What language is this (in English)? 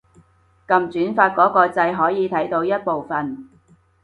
Cantonese